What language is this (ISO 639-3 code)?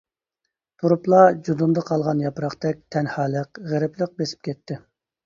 uig